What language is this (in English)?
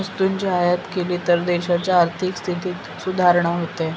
Marathi